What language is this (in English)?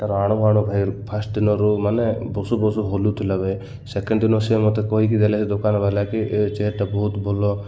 Odia